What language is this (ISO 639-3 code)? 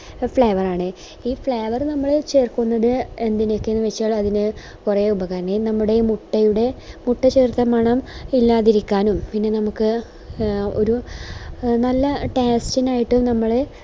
mal